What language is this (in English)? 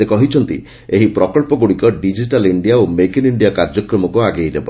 Odia